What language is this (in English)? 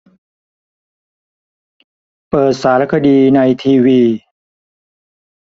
Thai